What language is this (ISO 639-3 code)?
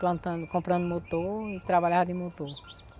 por